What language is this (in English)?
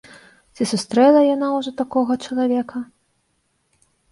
Belarusian